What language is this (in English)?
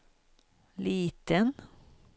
Swedish